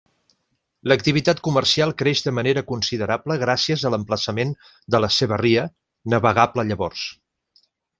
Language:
Catalan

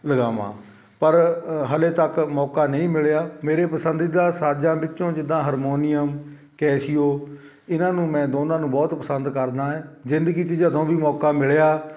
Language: Punjabi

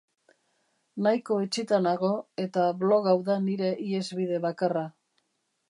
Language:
Basque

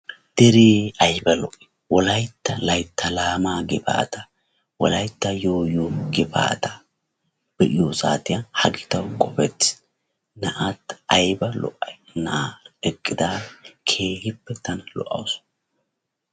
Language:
Wolaytta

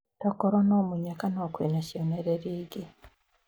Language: Kikuyu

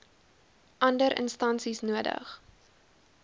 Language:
Afrikaans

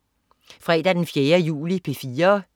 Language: Danish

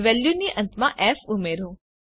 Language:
Gujarati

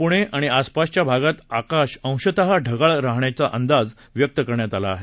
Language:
Marathi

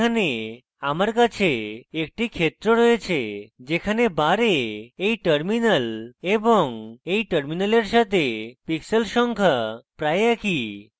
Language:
Bangla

